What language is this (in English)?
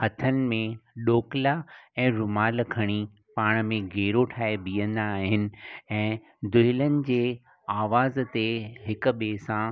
Sindhi